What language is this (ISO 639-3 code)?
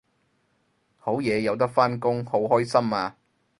yue